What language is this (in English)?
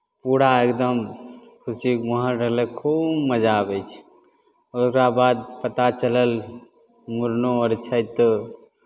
Maithili